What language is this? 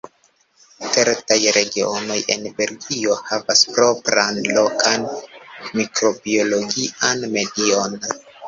Esperanto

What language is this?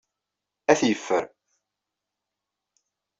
Kabyle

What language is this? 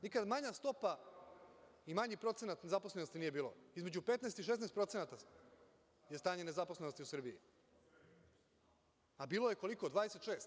Serbian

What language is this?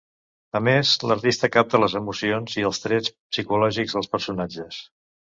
Catalan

